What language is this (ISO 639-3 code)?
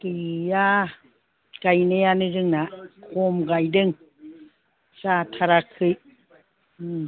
brx